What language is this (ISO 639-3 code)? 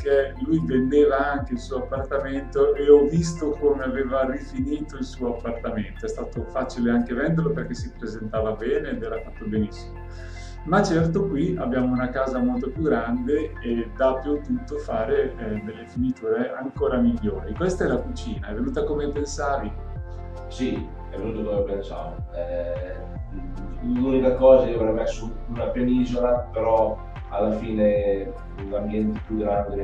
ita